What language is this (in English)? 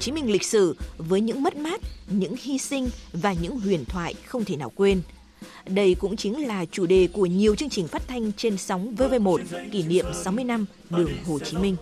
Vietnamese